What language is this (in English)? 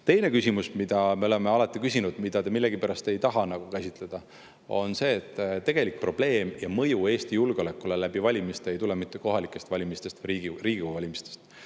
Estonian